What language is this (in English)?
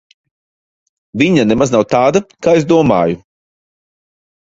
Latvian